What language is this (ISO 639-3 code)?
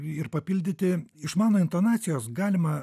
lit